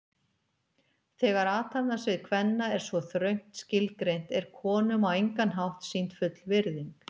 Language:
Icelandic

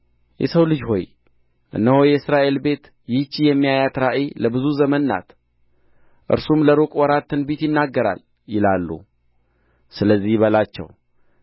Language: Amharic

